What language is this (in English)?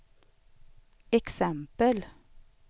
Swedish